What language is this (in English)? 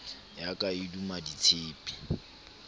Southern Sotho